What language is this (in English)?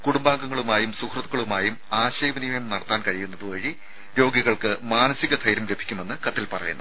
Malayalam